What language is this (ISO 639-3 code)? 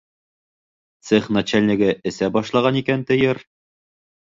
bak